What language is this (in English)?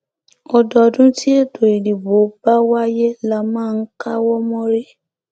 Yoruba